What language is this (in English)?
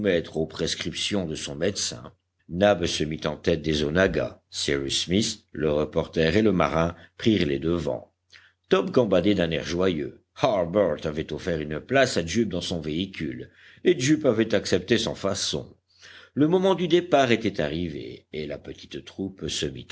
French